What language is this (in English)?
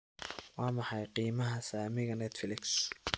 Somali